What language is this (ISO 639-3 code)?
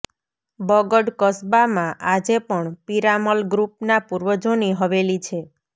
guj